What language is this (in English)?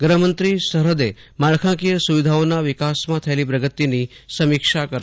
Gujarati